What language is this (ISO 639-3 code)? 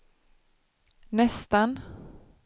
swe